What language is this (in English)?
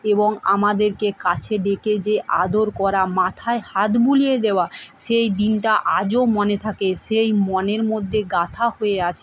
Bangla